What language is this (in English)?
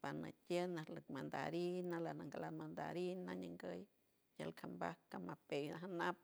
San Francisco Del Mar Huave